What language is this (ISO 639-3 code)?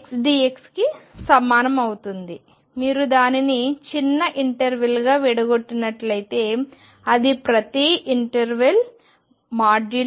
tel